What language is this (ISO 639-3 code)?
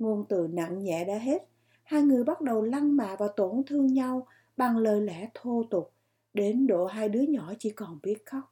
vie